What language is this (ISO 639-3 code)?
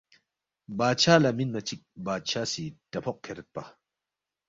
bft